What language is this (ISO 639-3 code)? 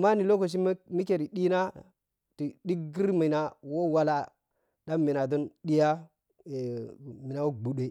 piy